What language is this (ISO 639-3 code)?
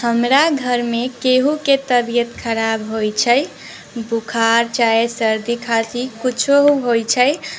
mai